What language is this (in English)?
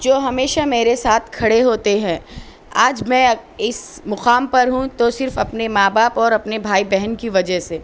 Urdu